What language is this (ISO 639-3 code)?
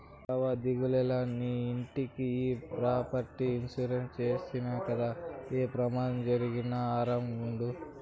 tel